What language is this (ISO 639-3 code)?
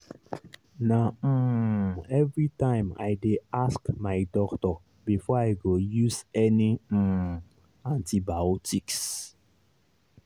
pcm